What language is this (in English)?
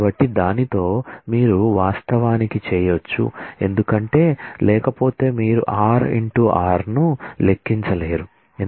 Telugu